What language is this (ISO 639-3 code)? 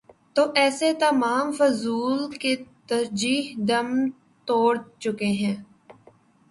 urd